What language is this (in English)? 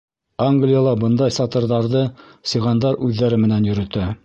Bashkir